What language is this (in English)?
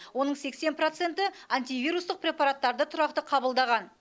Kazakh